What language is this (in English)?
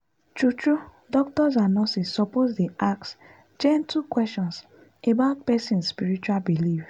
Nigerian Pidgin